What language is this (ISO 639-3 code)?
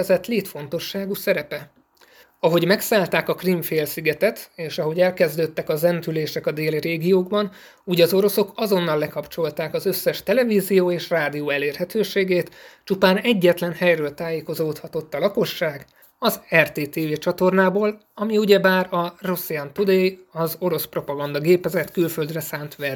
hun